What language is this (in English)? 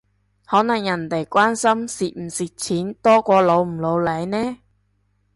Cantonese